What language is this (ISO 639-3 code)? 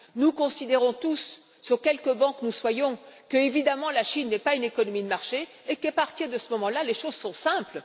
fra